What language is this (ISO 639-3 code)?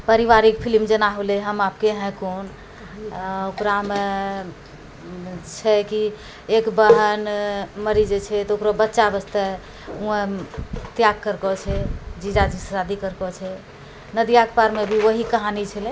mai